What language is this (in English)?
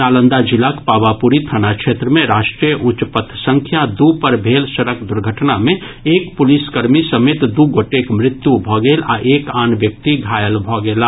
Maithili